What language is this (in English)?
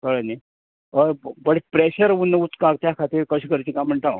Konkani